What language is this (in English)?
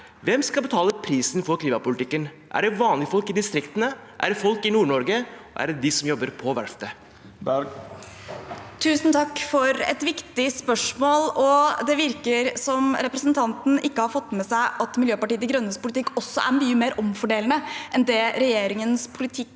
Norwegian